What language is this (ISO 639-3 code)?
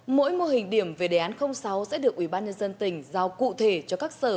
vie